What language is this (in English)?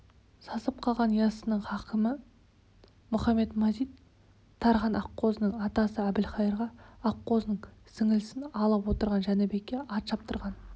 Kazakh